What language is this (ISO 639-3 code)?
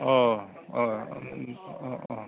brx